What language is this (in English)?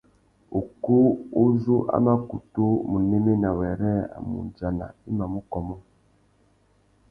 Tuki